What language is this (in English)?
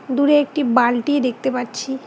Bangla